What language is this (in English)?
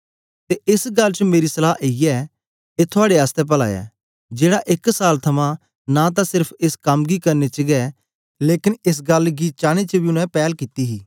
Dogri